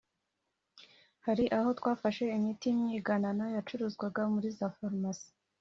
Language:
Kinyarwanda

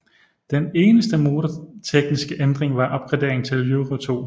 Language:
Danish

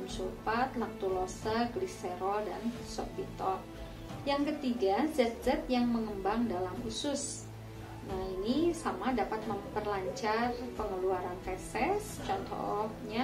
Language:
Indonesian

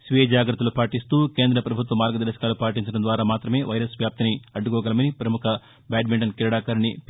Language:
Telugu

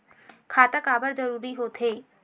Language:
Chhattisgarhi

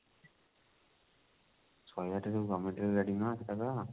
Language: Odia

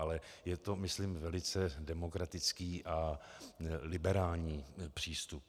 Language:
Czech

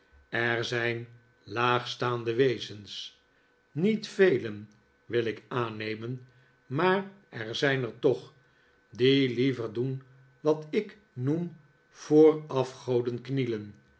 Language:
Dutch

